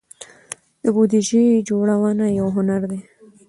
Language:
Pashto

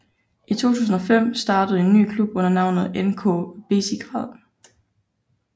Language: Danish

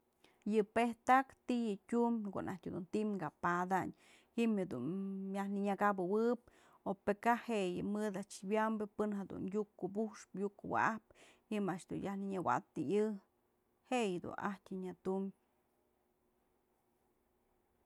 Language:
Mazatlán Mixe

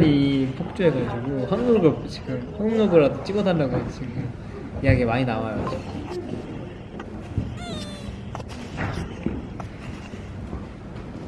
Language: Korean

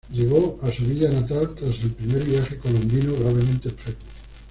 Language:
Spanish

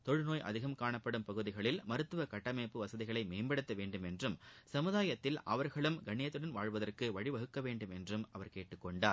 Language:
Tamil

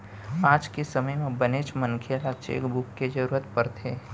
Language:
Chhattisgarhi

